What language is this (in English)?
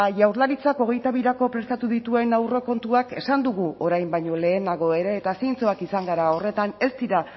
Basque